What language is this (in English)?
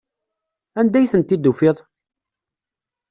Kabyle